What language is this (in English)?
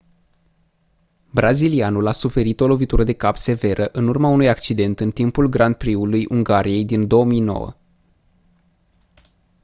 Romanian